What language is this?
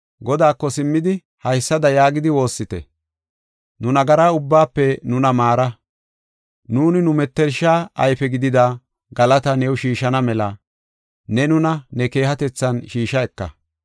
Gofa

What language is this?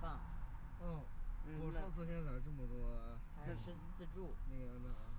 Chinese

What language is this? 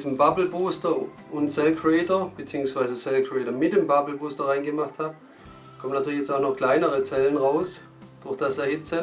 German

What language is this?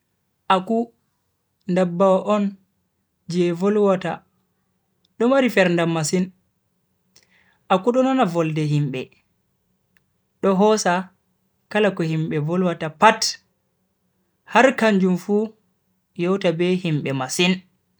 Bagirmi Fulfulde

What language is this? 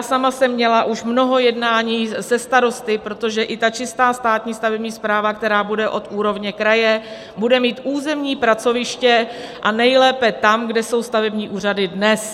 Czech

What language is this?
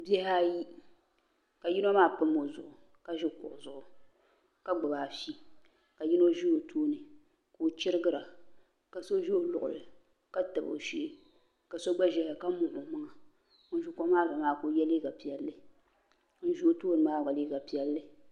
Dagbani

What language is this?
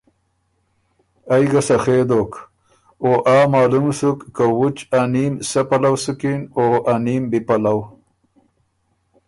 Ormuri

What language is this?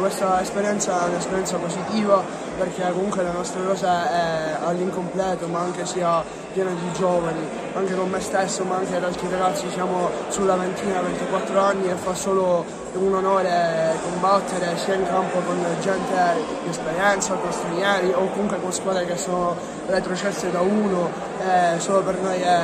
Italian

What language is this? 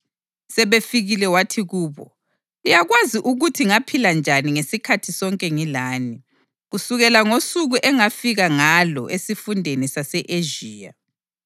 North Ndebele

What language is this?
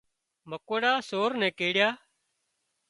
Wadiyara Koli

